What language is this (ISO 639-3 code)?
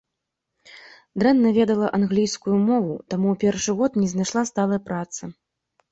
bel